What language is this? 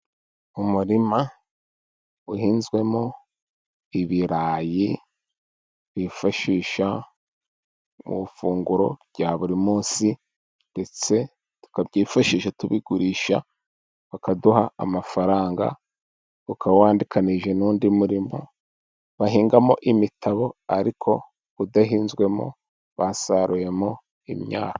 Kinyarwanda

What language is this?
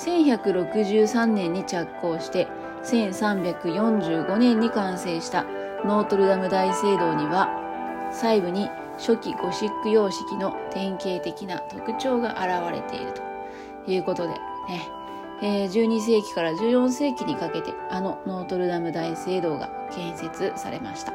Japanese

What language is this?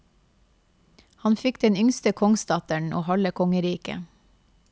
Norwegian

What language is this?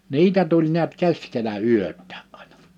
Finnish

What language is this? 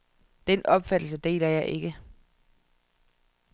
Danish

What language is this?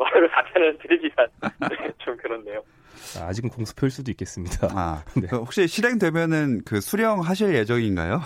Korean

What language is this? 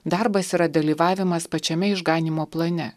Lithuanian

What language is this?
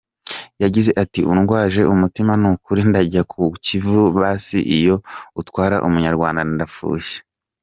Kinyarwanda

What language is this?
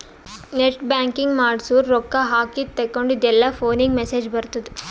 Kannada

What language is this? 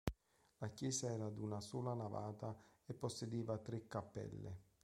Italian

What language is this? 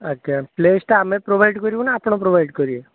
Odia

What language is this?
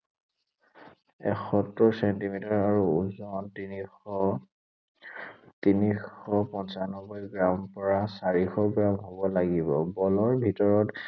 Assamese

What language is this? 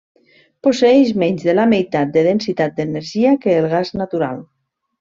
Catalan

